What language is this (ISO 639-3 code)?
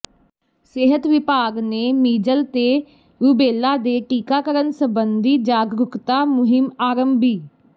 pan